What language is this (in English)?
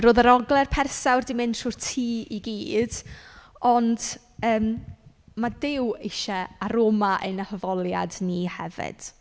Welsh